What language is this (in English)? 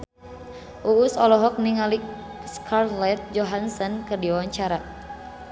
Sundanese